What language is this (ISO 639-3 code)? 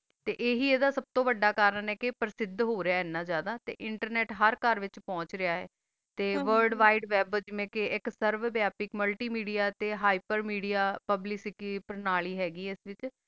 pan